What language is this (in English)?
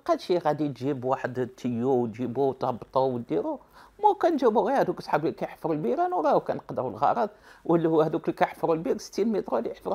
Arabic